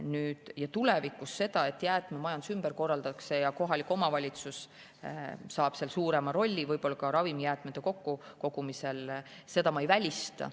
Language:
Estonian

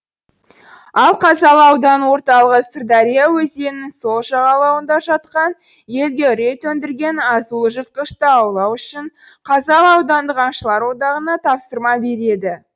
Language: Kazakh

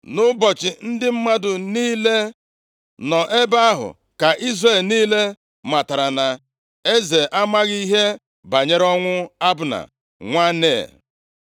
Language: Igbo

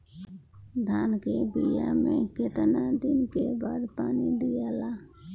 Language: Bhojpuri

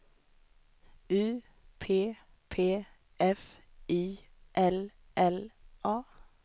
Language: Swedish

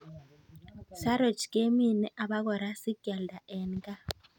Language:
Kalenjin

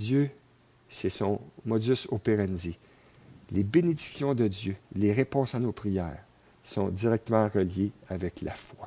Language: French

